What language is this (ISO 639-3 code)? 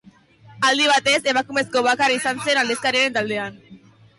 eus